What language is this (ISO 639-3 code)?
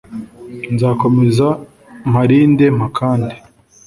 kin